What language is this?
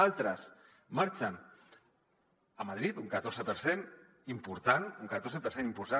Catalan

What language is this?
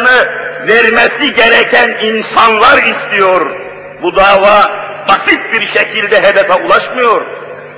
Turkish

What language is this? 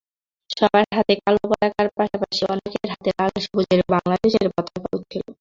Bangla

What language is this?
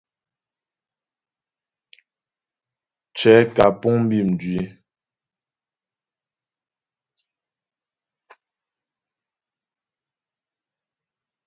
Ghomala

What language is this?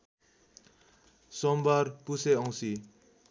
Nepali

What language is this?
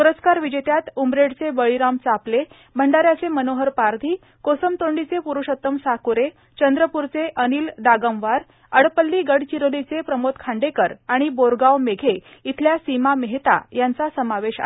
Marathi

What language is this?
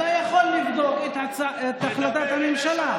Hebrew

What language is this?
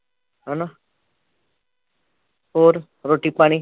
Punjabi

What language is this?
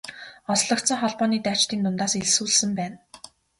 Mongolian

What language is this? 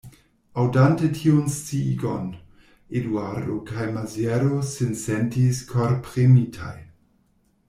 Esperanto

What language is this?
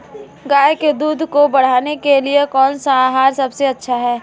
Hindi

